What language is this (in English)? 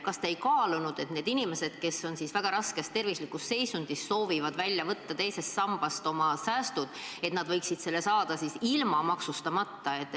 Estonian